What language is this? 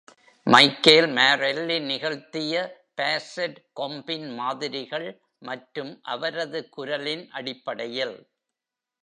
Tamil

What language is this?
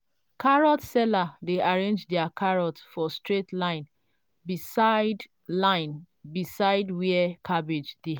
Nigerian Pidgin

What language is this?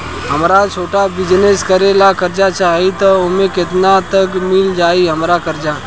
Bhojpuri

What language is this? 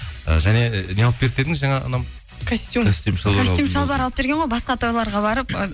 Kazakh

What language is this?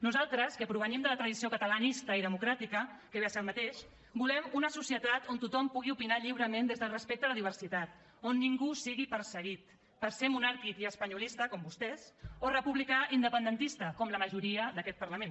Catalan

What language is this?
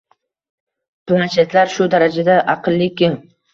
Uzbek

